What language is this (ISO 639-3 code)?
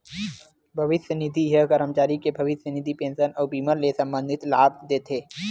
hne